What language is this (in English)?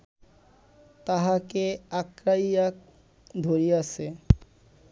Bangla